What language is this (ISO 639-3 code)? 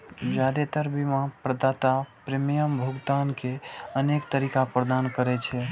mai